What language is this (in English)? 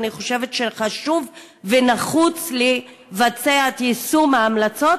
Hebrew